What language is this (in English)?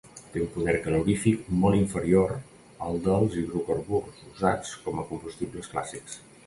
Catalan